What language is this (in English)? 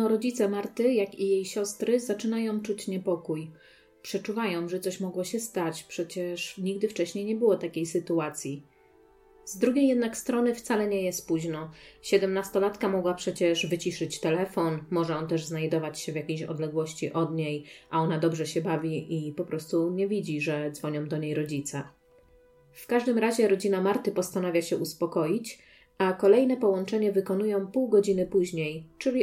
Polish